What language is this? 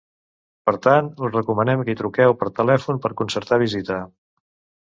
Catalan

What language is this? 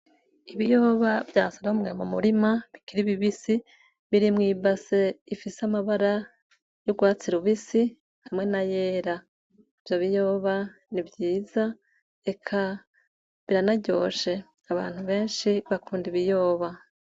Rundi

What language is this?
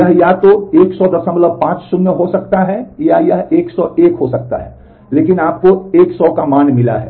Hindi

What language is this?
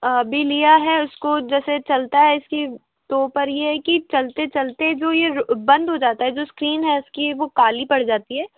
Hindi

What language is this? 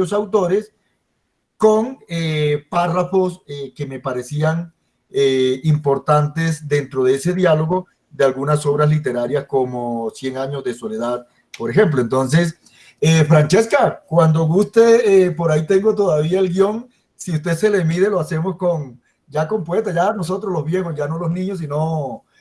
Spanish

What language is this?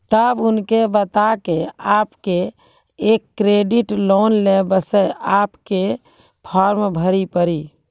Maithili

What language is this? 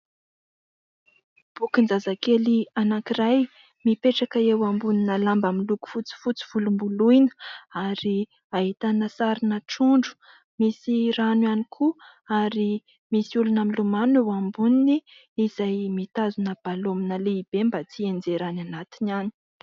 Malagasy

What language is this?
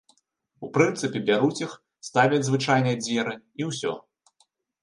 Belarusian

